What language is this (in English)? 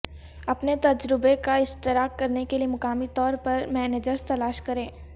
Urdu